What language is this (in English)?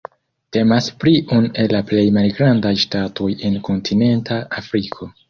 Esperanto